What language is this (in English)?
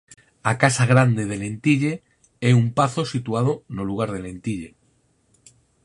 Galician